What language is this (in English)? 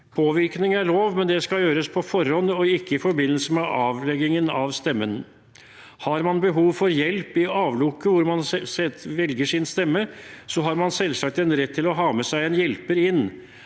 Norwegian